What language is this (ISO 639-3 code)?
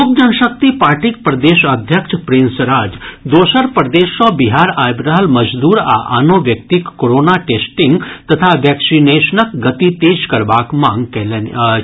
mai